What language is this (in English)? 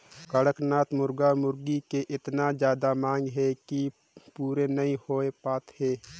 Chhattisgarhi